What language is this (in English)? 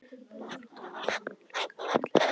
Icelandic